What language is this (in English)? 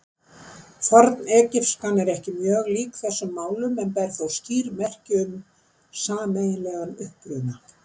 Icelandic